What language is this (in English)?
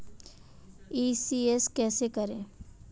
Hindi